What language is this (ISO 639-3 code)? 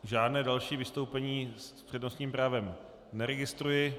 ces